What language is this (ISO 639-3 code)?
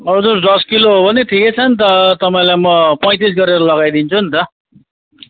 nep